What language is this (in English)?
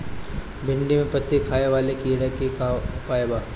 Bhojpuri